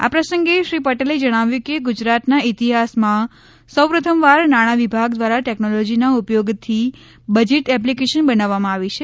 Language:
Gujarati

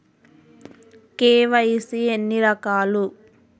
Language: Telugu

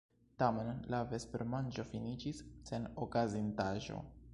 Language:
Esperanto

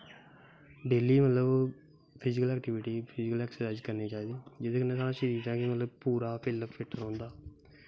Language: Dogri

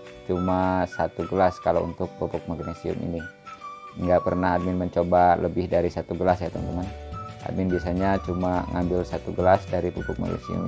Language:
Indonesian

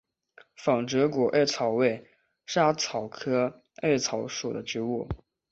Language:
Chinese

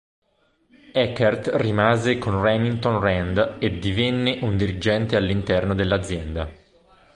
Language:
Italian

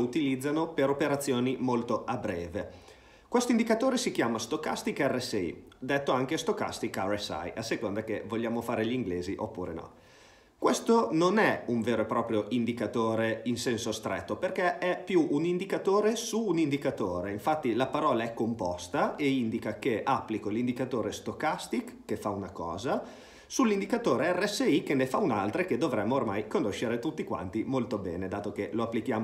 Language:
Italian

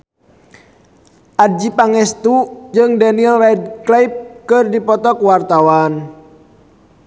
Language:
Sundanese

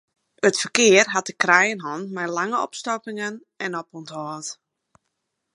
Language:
Western Frisian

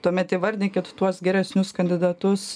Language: Lithuanian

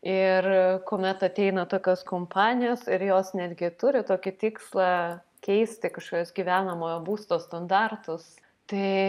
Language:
Lithuanian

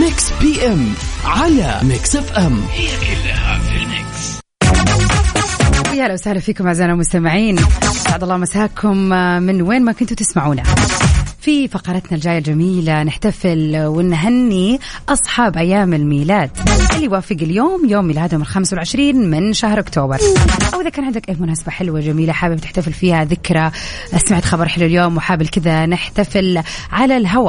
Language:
Arabic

